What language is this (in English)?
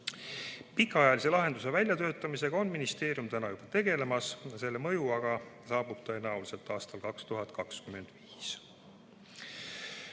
Estonian